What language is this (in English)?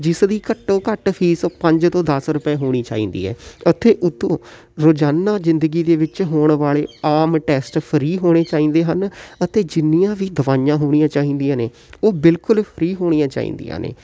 Punjabi